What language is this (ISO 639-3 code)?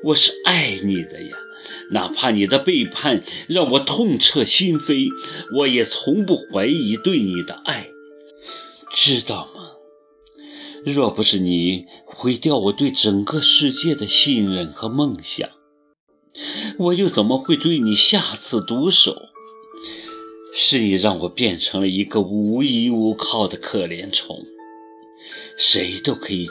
zho